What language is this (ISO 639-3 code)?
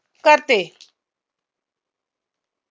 mar